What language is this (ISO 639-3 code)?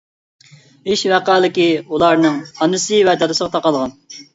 uig